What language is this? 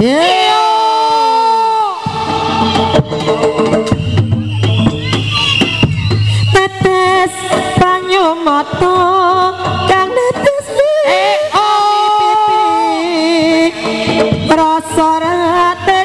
Indonesian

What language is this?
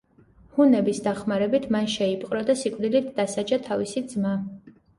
Georgian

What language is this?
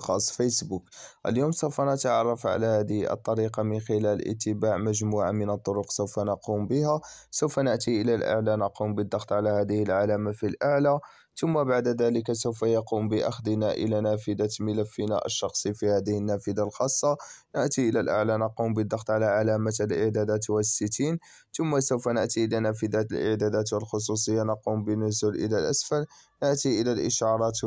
Arabic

